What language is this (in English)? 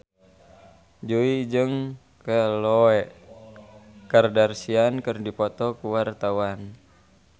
Sundanese